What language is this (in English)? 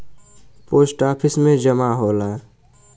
Bhojpuri